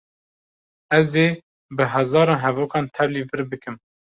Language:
Kurdish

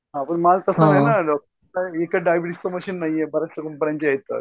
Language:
Marathi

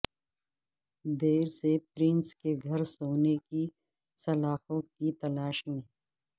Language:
Urdu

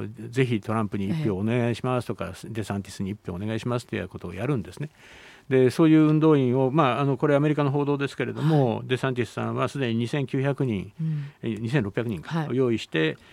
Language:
Japanese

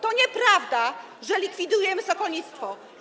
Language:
Polish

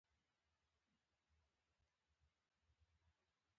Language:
Pashto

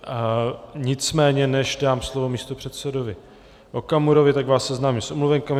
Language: Czech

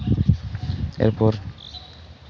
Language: Santali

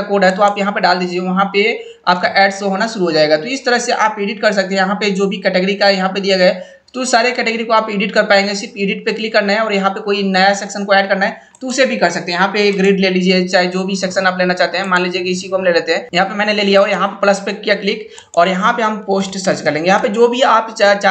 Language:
Hindi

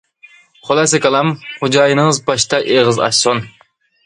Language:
Uyghur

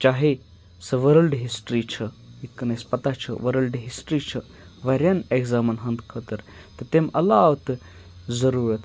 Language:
Kashmiri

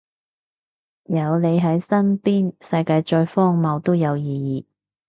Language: Cantonese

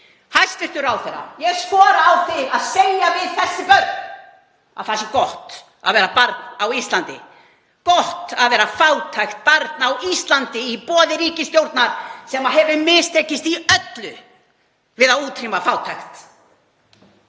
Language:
Icelandic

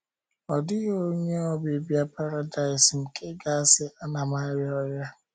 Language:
Igbo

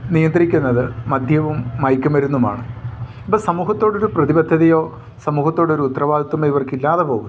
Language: Malayalam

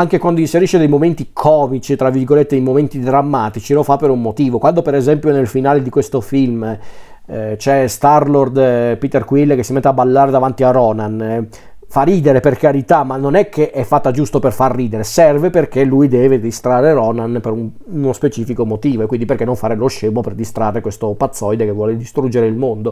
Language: Italian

